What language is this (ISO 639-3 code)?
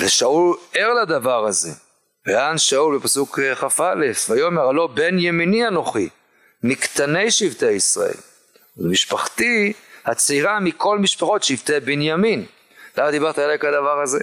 heb